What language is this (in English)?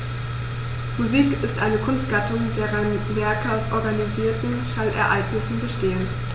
German